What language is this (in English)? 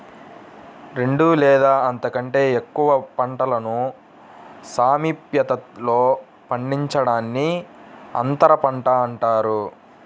Telugu